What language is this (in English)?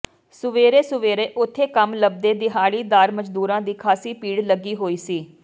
Punjabi